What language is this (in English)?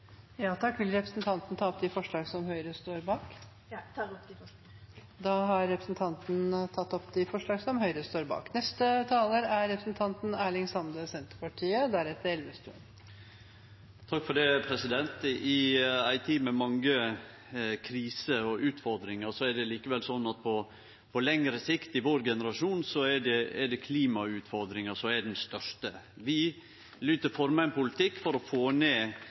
Norwegian